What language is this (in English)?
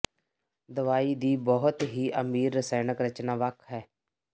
Punjabi